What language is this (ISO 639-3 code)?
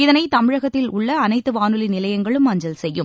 tam